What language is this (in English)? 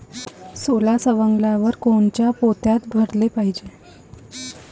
Marathi